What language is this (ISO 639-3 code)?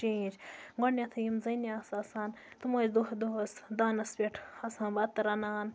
kas